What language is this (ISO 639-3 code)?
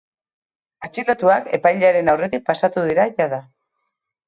eus